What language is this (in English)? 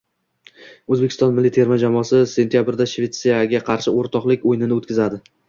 Uzbek